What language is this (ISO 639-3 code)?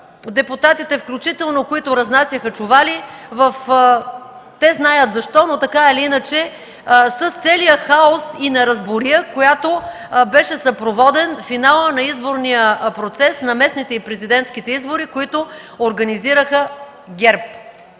bul